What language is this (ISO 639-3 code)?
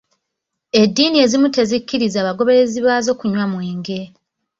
lug